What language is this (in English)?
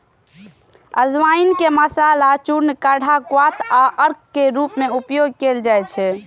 Maithili